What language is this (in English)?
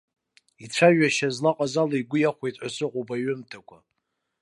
Abkhazian